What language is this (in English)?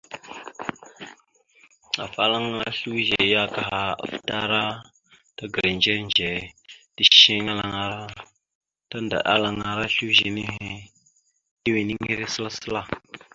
Mada (Cameroon)